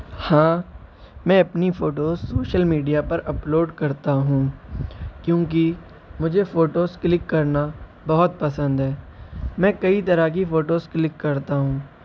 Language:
Urdu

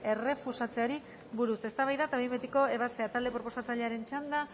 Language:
Basque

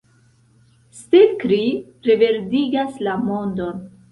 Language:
Esperanto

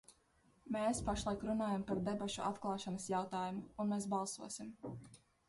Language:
Latvian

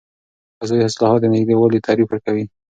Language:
Pashto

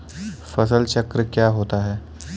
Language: Hindi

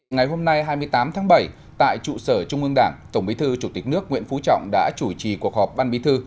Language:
Vietnamese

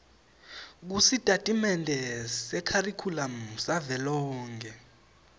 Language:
Swati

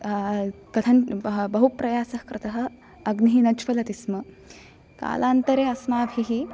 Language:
Sanskrit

